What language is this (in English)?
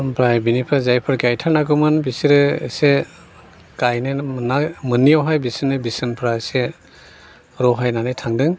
Bodo